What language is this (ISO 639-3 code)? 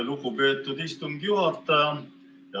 est